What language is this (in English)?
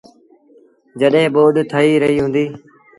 Sindhi Bhil